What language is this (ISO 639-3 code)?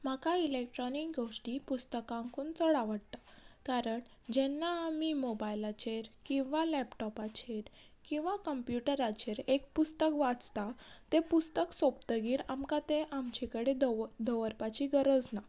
kok